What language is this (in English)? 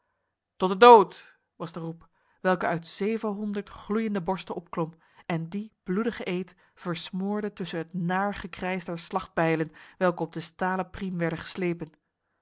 Dutch